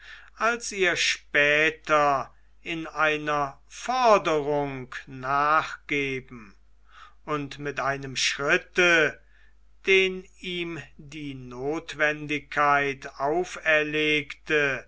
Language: German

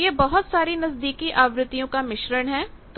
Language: Hindi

